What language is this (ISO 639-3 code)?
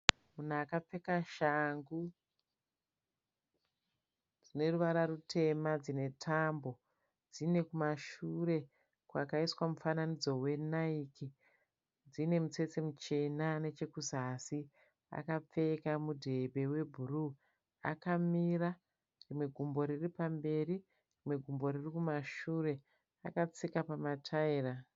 sna